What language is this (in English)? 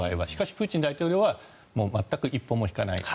Japanese